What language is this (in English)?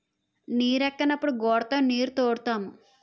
Telugu